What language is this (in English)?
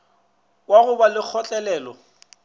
Northern Sotho